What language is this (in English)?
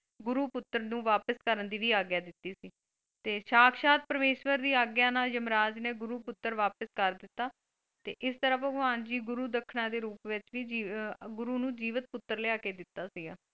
Punjabi